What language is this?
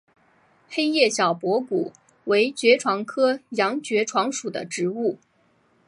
Chinese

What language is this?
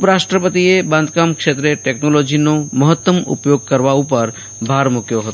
Gujarati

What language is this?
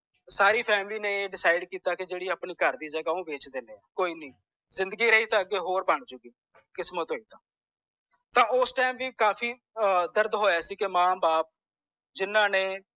Punjabi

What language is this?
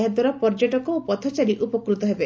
Odia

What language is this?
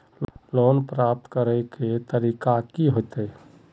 Magahi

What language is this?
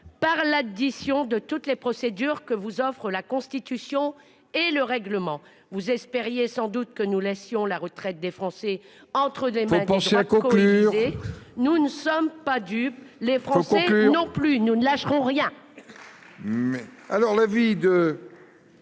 French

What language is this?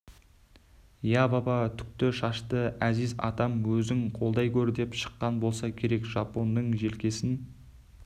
Kazakh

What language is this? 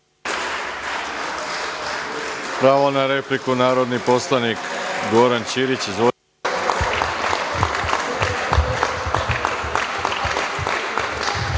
Serbian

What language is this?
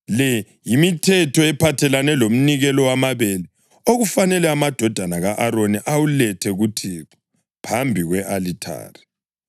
North Ndebele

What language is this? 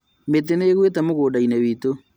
Kikuyu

